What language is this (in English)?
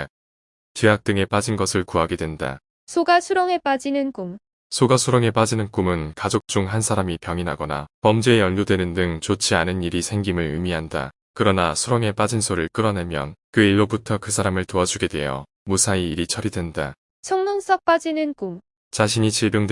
Korean